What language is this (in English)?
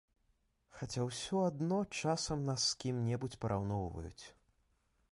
Belarusian